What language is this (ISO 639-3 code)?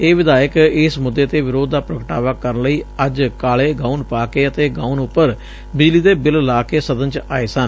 pan